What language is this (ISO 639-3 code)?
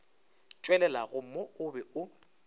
nso